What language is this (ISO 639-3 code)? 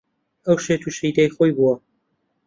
ckb